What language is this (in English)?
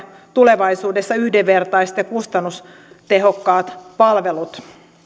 Finnish